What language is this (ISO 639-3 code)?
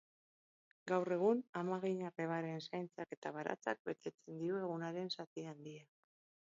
eus